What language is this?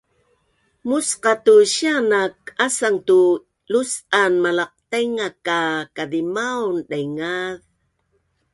Bunun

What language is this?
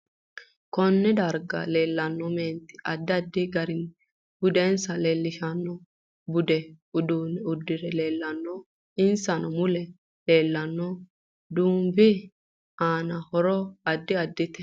Sidamo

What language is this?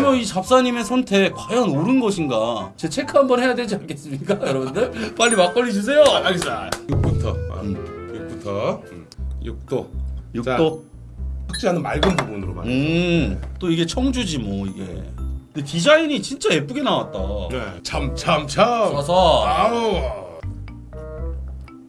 Korean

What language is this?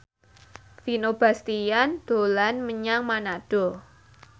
Javanese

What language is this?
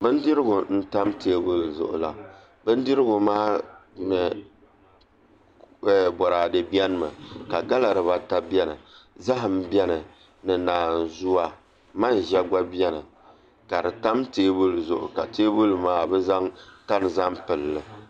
Dagbani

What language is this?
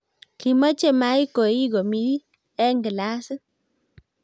Kalenjin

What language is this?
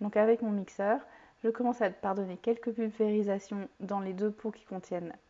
French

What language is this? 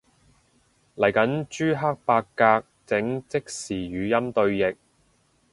Cantonese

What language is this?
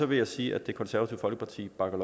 Danish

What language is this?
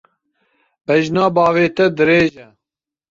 Kurdish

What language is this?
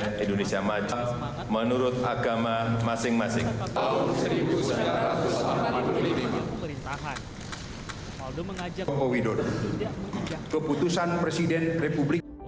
Indonesian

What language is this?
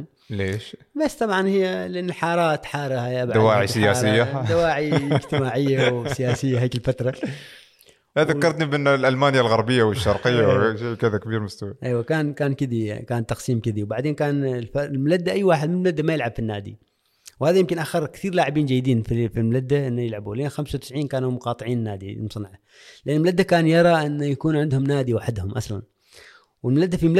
Arabic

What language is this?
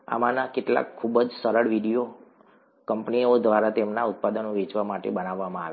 Gujarati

